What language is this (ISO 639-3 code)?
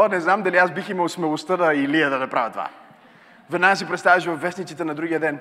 bul